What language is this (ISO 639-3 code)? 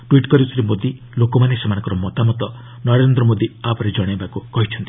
ori